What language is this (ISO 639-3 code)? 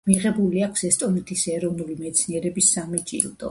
kat